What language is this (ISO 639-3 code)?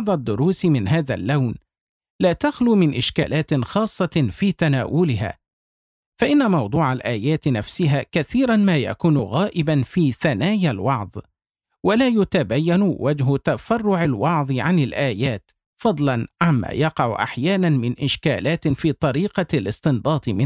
ara